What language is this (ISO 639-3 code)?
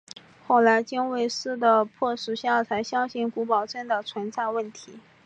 zho